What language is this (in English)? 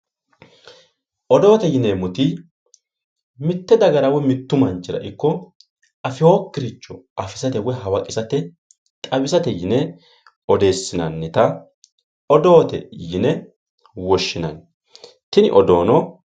Sidamo